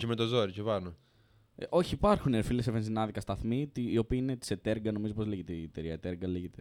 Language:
Greek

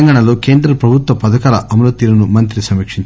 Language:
Telugu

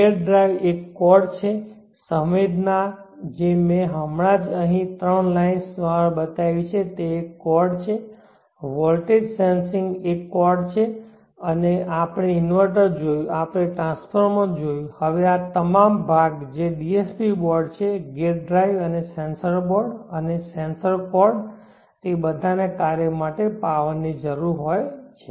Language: Gujarati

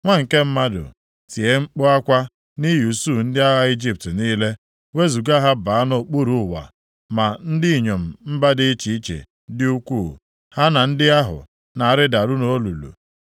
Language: Igbo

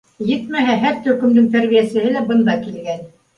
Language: Bashkir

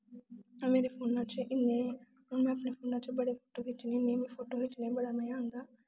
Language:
Dogri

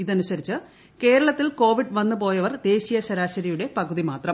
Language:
Malayalam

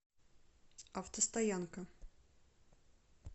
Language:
Russian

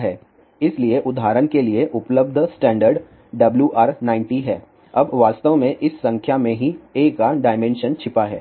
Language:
Hindi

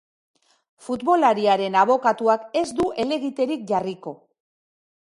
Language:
Basque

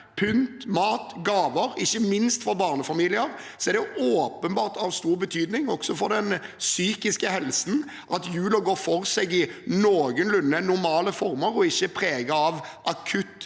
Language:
Norwegian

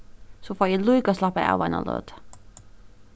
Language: Faroese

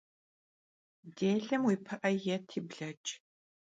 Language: Kabardian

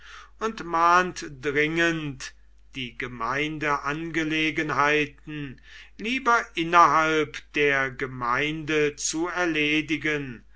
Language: German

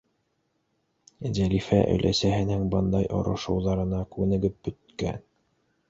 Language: Bashkir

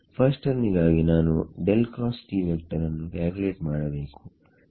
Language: Kannada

